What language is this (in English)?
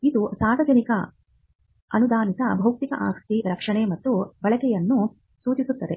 Kannada